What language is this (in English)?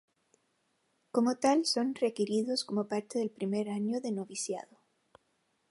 Spanish